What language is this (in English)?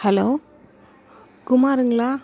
Tamil